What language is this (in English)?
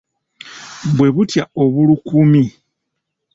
Ganda